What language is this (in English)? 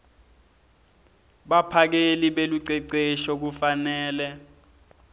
Swati